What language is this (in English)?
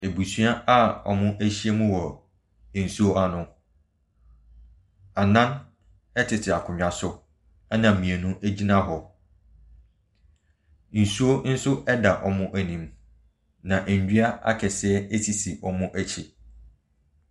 Akan